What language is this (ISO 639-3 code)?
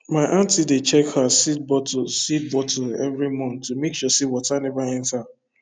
pcm